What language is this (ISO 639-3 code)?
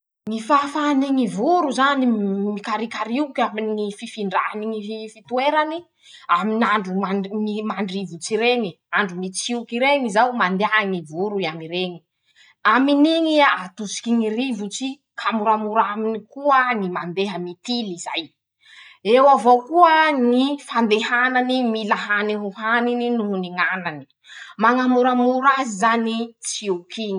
msh